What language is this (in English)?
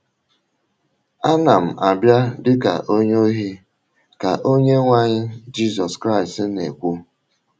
Igbo